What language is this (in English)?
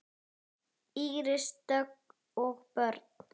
Icelandic